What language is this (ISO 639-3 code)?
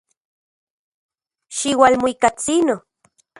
ncx